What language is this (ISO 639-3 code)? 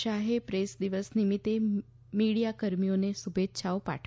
guj